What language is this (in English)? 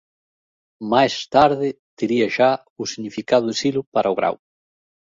Galician